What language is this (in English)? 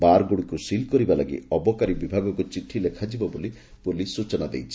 Odia